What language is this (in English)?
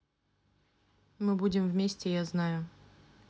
Russian